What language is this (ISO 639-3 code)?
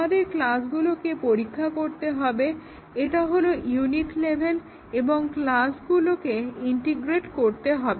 ben